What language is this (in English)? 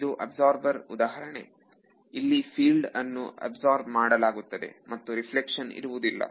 Kannada